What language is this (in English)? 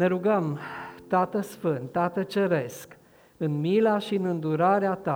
Romanian